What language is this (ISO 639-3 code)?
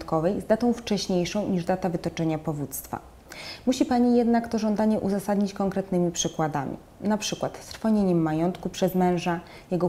pol